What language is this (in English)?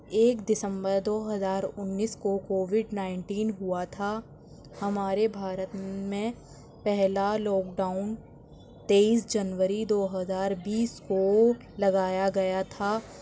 Urdu